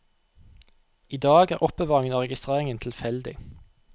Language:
Norwegian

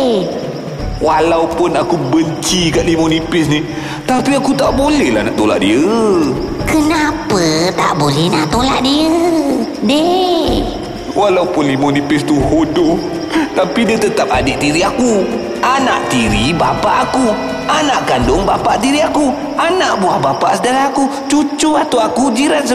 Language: Malay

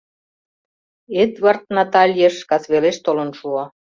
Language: Mari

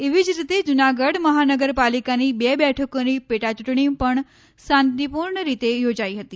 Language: Gujarati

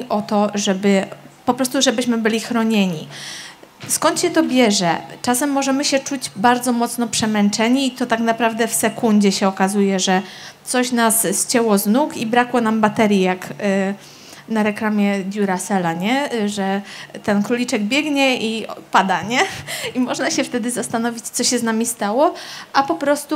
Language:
Polish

